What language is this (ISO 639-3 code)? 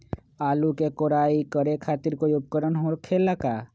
mag